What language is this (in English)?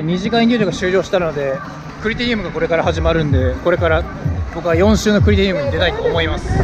Japanese